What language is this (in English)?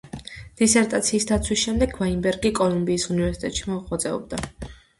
Georgian